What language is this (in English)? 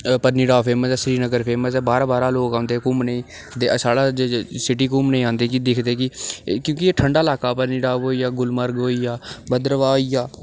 Dogri